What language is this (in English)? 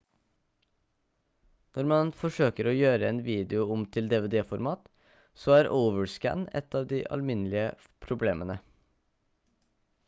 Norwegian Bokmål